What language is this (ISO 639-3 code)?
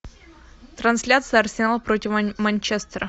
rus